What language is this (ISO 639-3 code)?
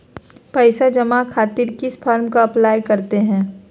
mag